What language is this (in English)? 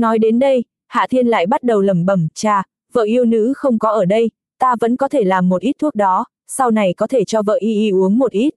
Vietnamese